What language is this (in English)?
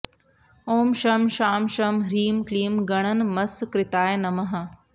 Sanskrit